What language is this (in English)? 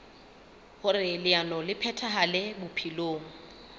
Southern Sotho